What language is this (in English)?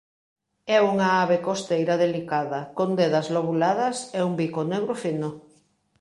Galician